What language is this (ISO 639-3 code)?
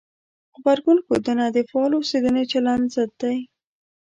pus